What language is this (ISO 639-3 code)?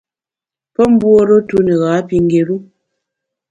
bax